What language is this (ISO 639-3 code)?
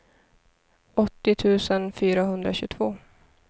swe